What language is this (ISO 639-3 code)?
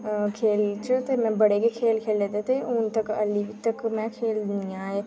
doi